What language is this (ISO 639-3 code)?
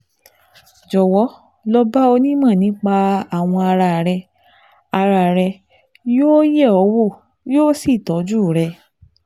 yor